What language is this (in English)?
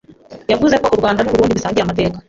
Kinyarwanda